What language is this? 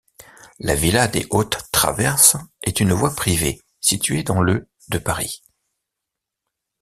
French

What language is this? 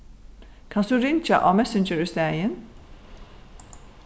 Faroese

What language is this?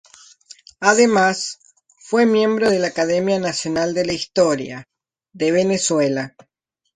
Spanish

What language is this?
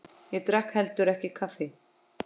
Icelandic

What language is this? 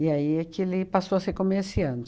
Portuguese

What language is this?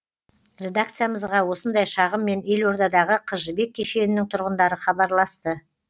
Kazakh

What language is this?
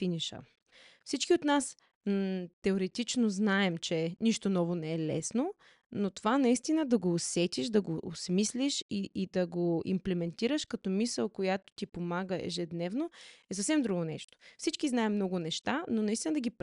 Bulgarian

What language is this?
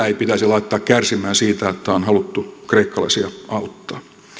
Finnish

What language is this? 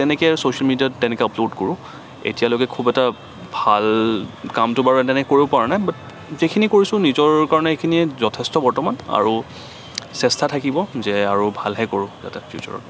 Assamese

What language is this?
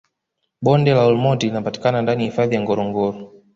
Swahili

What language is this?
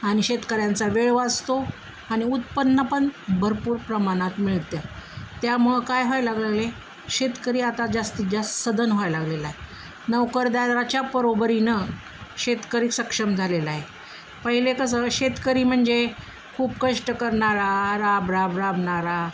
Marathi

